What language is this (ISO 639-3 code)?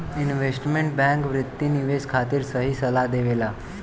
bho